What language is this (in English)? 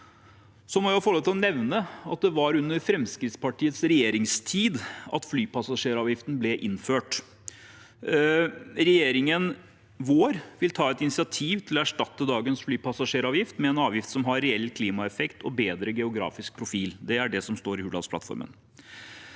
Norwegian